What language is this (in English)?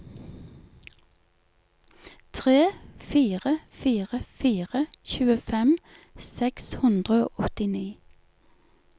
Norwegian